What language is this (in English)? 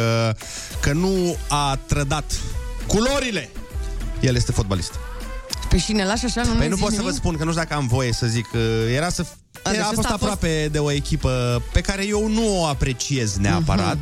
Romanian